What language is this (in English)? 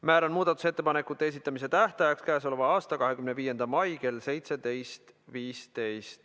Estonian